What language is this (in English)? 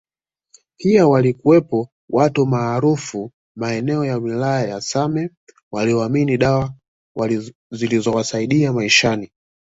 Swahili